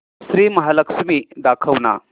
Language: Marathi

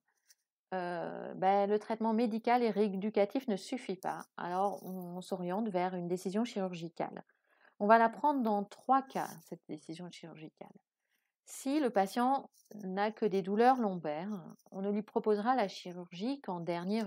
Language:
French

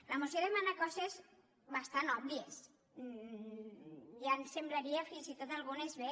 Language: Catalan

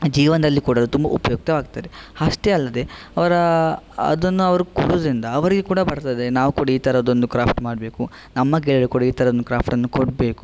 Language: Kannada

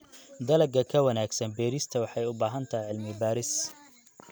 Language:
Somali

